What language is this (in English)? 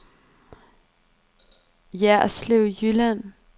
Danish